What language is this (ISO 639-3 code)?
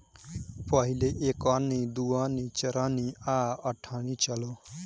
bho